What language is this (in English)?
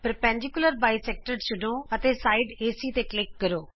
Punjabi